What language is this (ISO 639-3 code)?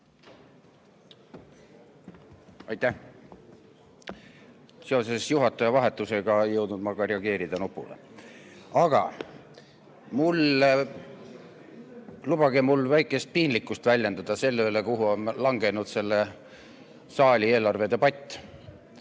est